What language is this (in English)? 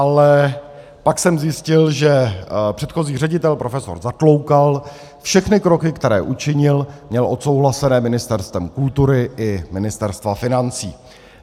Czech